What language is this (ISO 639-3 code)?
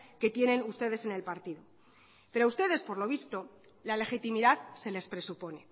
spa